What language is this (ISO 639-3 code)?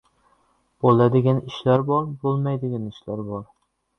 uzb